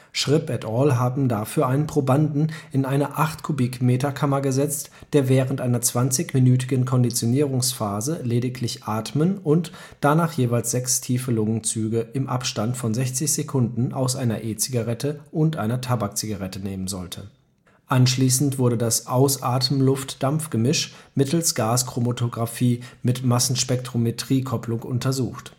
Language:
German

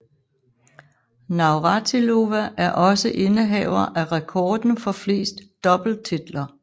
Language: Danish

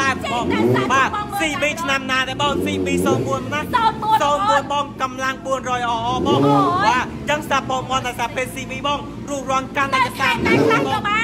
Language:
Thai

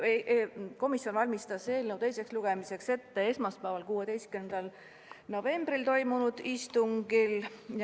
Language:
Estonian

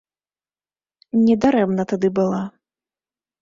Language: Belarusian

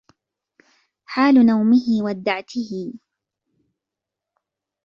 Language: Arabic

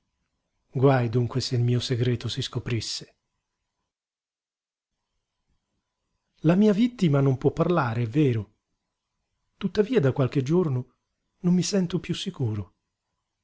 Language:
Italian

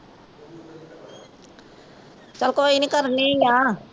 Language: Punjabi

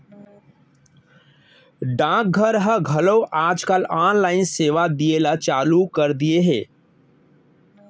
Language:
Chhattisgarhi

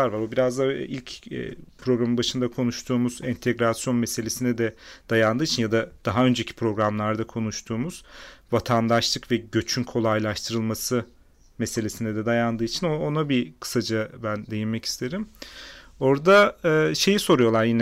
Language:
Turkish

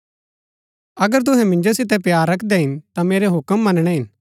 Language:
Gaddi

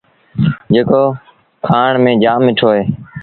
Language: Sindhi Bhil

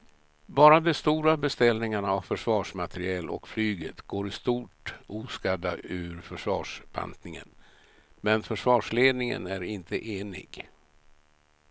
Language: Swedish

